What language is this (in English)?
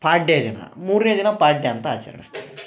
Kannada